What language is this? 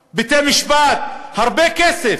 Hebrew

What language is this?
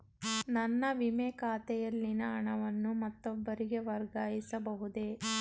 Kannada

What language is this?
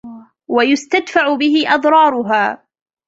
Arabic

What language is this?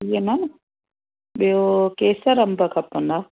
Sindhi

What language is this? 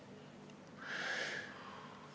Estonian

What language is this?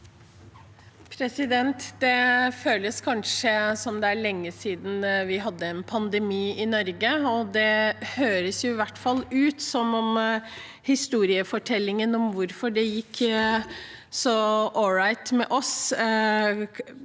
Norwegian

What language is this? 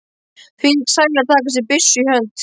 Icelandic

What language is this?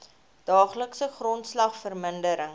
Afrikaans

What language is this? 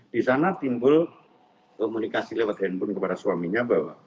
Indonesian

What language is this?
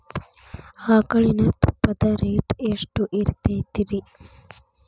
Kannada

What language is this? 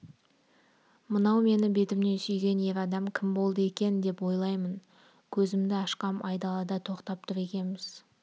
Kazakh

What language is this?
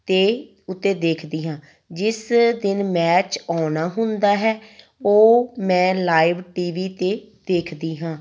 Punjabi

